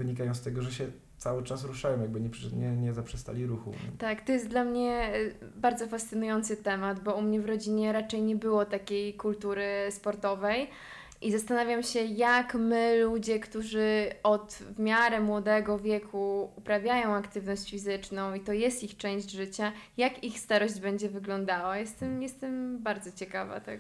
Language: Polish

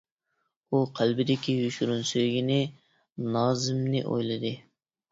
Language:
Uyghur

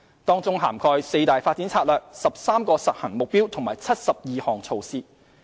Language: Cantonese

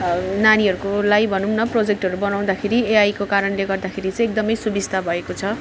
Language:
Nepali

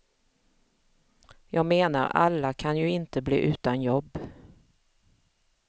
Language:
Swedish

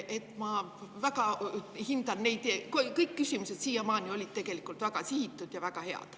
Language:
Estonian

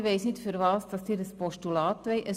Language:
Swiss German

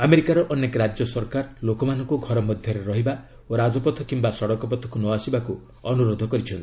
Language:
Odia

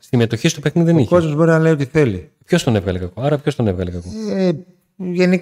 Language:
Greek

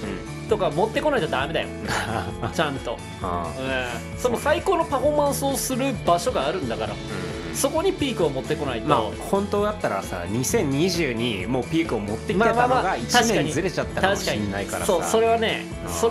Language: Japanese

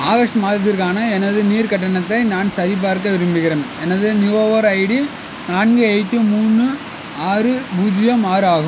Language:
Tamil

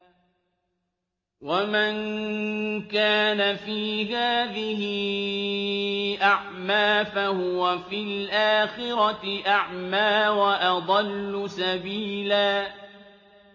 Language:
Arabic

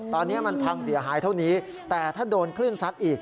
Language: Thai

